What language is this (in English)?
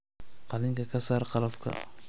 Somali